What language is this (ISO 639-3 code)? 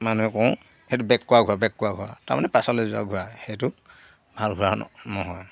asm